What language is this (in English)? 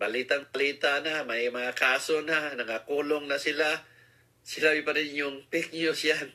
Filipino